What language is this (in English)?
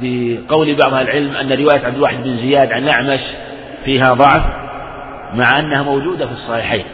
Arabic